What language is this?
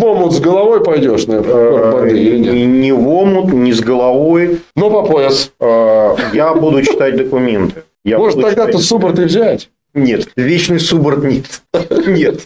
Russian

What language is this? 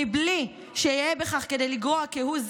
Hebrew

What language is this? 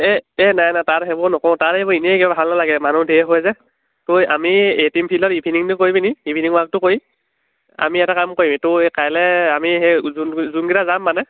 Assamese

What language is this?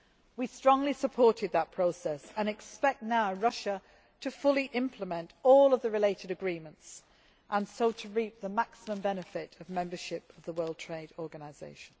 English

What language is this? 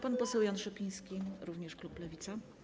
Polish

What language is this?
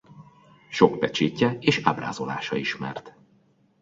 Hungarian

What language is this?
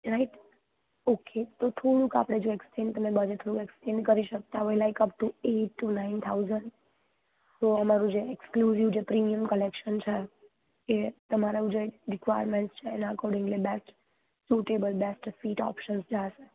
Gujarati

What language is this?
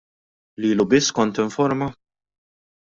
Maltese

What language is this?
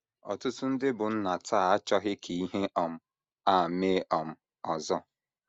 Igbo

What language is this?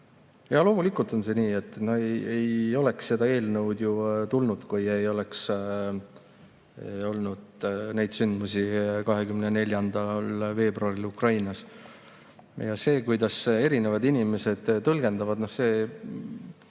Estonian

